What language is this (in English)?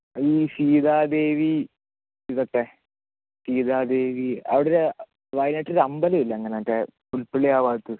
Malayalam